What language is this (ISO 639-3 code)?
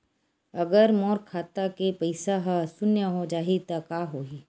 hne